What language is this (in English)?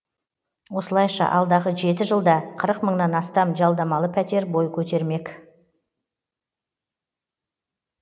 Kazakh